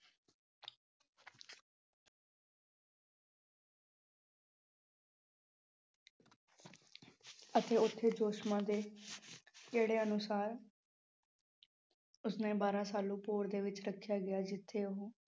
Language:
Punjabi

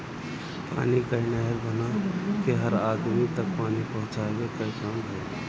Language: Bhojpuri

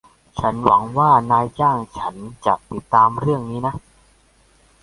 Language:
Thai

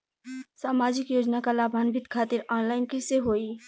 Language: Bhojpuri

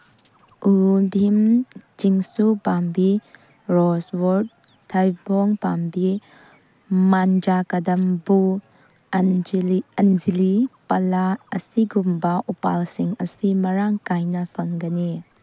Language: Manipuri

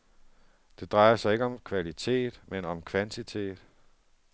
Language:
Danish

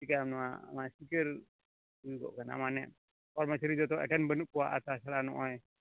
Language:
Santali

